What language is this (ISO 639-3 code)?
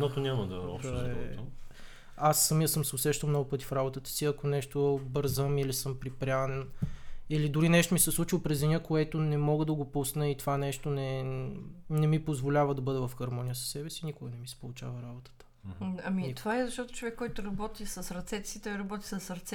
bul